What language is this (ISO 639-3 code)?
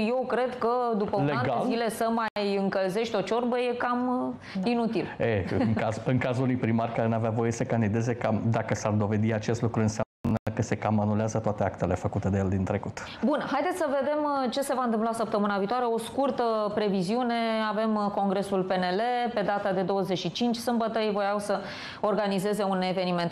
ron